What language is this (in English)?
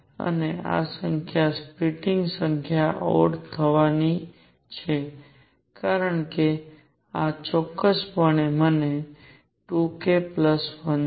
Gujarati